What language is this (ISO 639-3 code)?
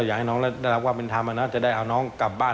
tha